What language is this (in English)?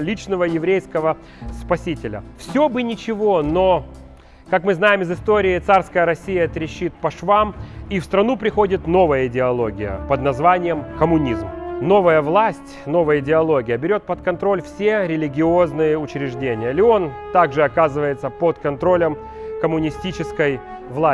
Russian